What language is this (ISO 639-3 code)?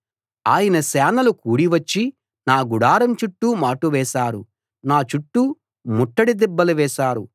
tel